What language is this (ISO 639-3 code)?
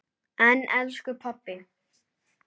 isl